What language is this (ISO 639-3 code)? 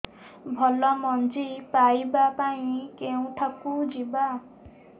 ori